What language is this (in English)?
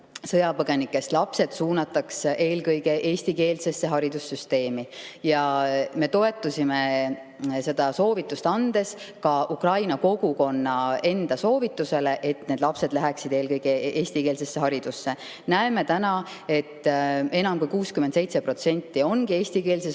Estonian